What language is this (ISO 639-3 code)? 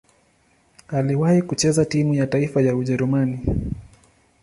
swa